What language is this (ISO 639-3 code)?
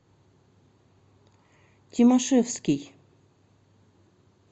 rus